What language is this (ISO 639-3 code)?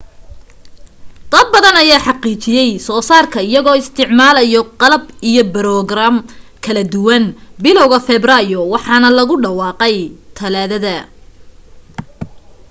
som